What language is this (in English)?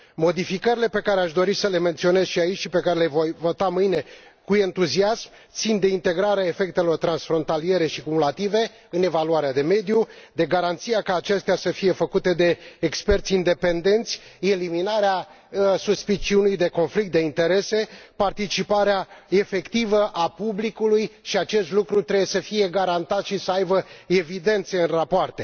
Romanian